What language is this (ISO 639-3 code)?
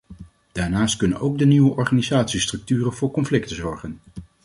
nld